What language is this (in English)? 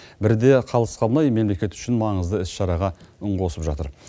Kazakh